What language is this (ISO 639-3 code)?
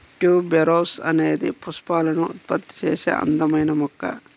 tel